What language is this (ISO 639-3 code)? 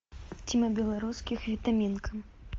rus